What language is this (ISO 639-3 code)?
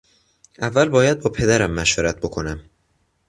fas